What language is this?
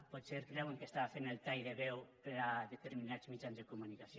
Catalan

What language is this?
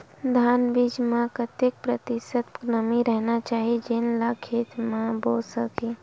Chhattisgarhi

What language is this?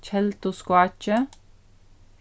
Faroese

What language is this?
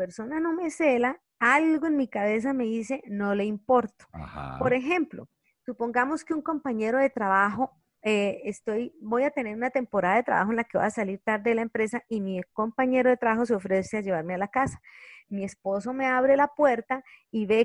Spanish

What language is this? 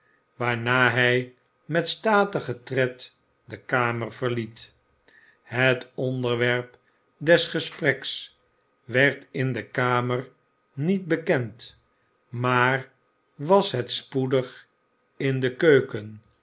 Dutch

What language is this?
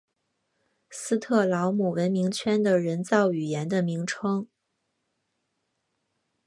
Chinese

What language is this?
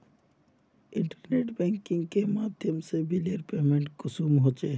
Magahi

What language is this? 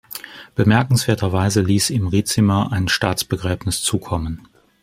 German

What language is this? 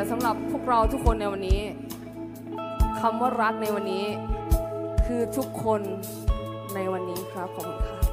Thai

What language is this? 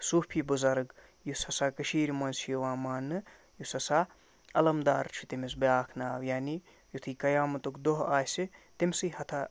Kashmiri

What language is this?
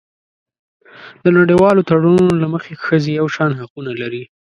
Pashto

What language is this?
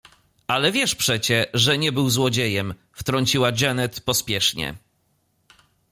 Polish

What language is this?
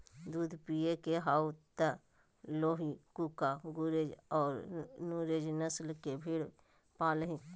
Magahi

